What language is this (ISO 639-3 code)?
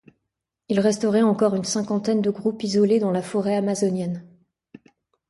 fra